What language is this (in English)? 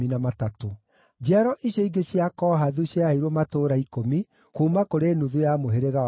Kikuyu